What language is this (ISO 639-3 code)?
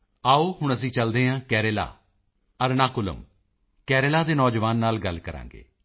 pan